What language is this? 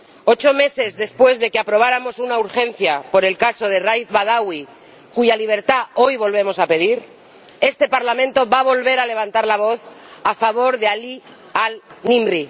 Spanish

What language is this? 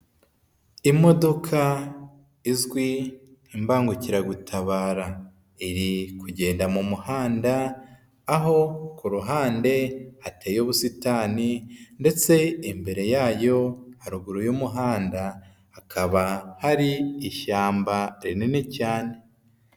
Kinyarwanda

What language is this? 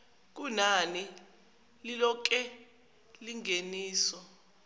Zulu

